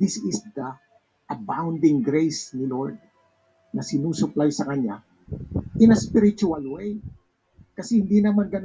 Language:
Filipino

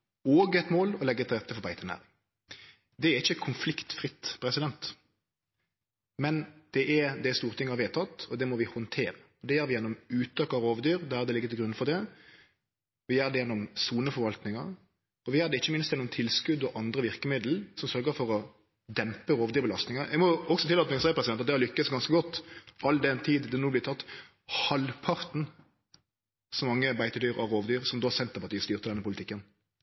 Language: Norwegian Nynorsk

